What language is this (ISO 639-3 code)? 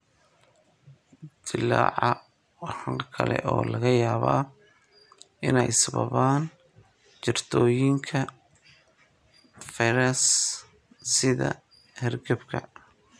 som